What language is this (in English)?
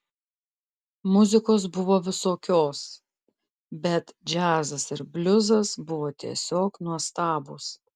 Lithuanian